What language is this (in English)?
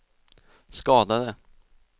Swedish